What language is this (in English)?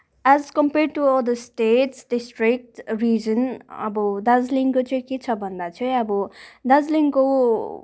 Nepali